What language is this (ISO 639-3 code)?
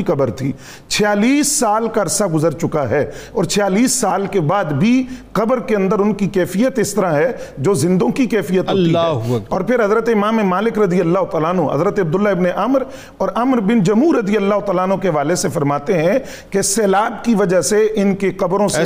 urd